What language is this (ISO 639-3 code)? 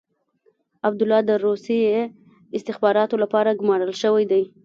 pus